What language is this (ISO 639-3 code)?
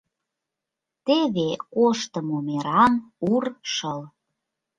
chm